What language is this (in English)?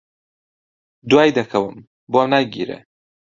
Central Kurdish